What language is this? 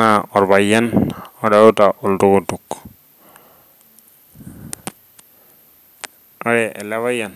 Masai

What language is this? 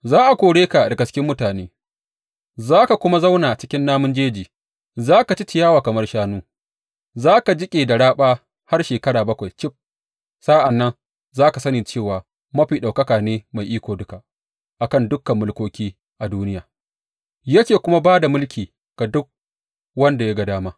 Hausa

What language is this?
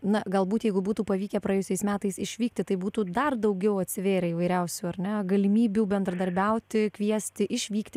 Lithuanian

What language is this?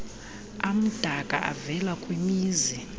Xhosa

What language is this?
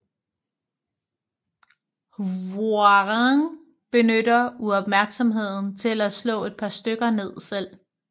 Danish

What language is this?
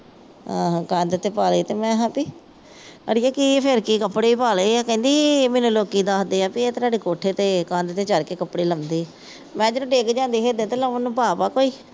Punjabi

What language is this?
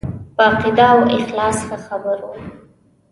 Pashto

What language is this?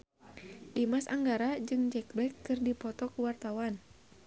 Sundanese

